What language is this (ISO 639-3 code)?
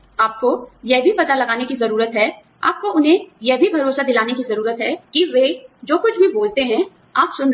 hin